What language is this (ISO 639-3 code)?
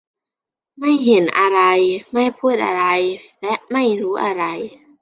tha